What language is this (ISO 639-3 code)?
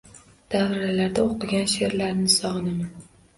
uzb